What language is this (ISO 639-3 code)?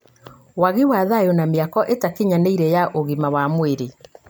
kik